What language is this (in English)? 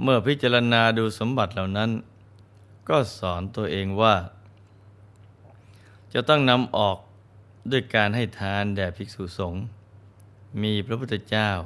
Thai